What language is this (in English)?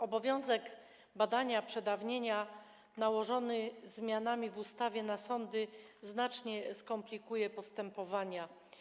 Polish